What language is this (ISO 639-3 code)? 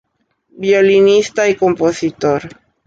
spa